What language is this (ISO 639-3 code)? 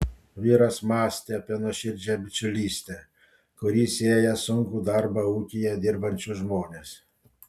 lit